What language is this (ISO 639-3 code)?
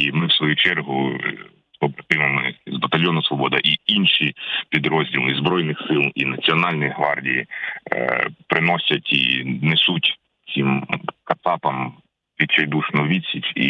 ukr